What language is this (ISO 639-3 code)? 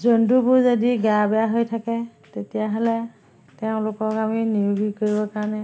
asm